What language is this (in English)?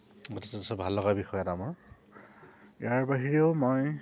Assamese